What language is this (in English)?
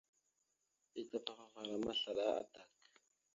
Mada (Cameroon)